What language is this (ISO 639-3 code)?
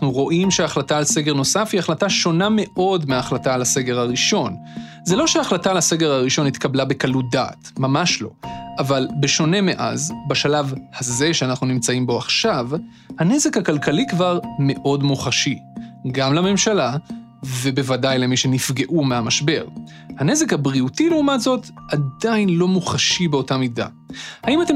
heb